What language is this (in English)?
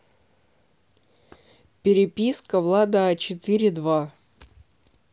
Russian